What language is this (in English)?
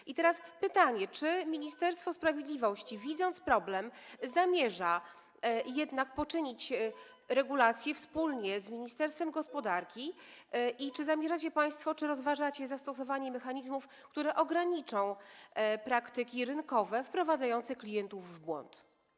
Polish